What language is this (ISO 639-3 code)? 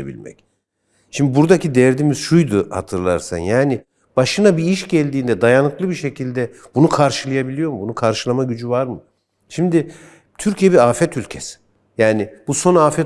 tur